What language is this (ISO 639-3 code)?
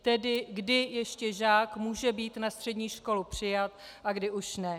ces